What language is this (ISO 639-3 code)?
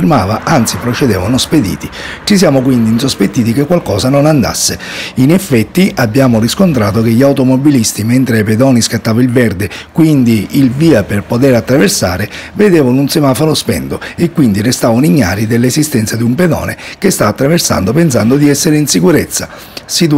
ita